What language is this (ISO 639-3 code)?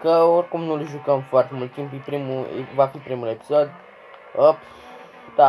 ron